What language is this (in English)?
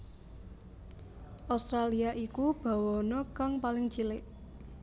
Javanese